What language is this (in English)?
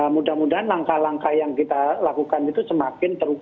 Indonesian